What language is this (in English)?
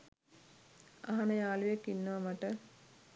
Sinhala